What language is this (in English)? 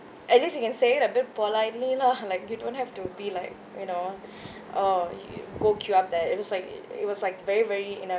English